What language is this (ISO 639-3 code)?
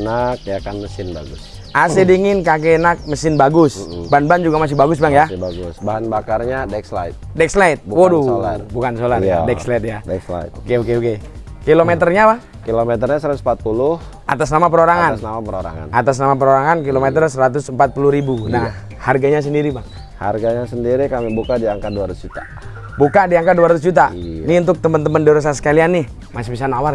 ind